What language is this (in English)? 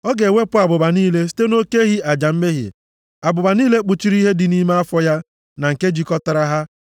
Igbo